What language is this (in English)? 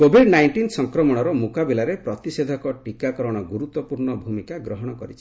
Odia